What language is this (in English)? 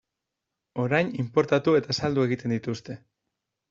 Basque